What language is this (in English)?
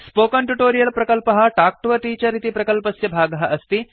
Sanskrit